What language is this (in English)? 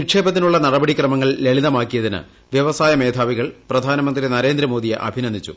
Malayalam